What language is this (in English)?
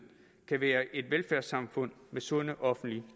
Danish